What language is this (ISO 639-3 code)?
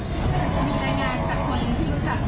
tha